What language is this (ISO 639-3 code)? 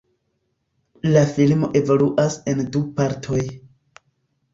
epo